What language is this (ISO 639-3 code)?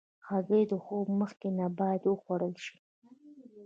pus